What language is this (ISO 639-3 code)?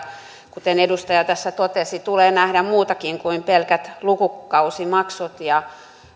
fin